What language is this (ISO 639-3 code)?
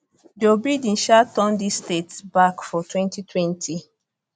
pcm